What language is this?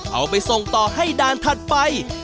Thai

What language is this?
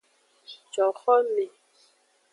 Aja (Benin)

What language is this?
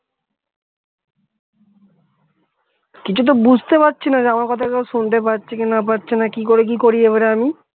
Bangla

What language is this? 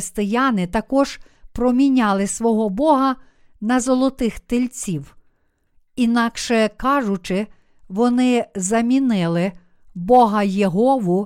Ukrainian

